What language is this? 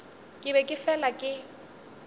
Northern Sotho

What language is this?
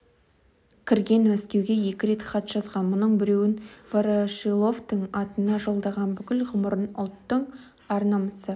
Kazakh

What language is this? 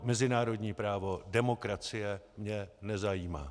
Czech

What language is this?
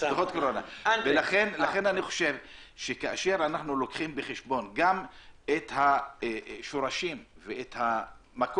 Hebrew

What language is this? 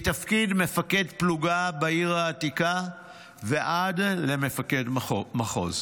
Hebrew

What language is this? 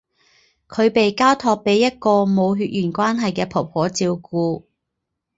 Chinese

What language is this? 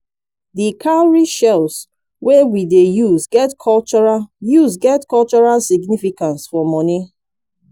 Nigerian Pidgin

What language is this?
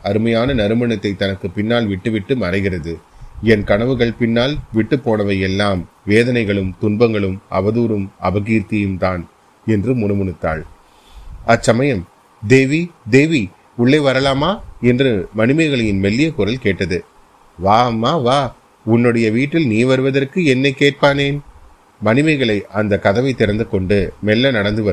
Tamil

